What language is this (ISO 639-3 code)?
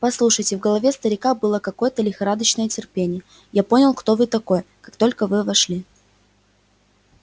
rus